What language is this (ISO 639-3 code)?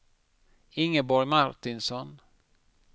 swe